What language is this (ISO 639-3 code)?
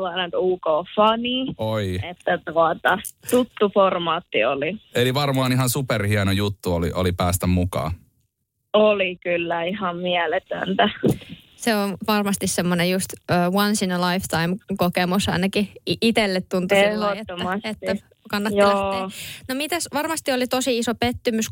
fin